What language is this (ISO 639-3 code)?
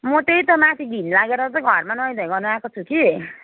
nep